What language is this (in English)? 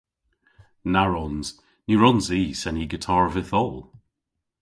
Cornish